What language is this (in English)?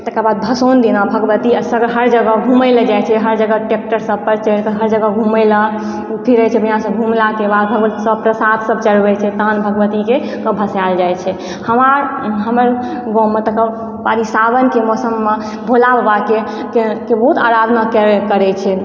Maithili